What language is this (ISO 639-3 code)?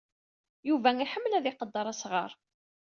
kab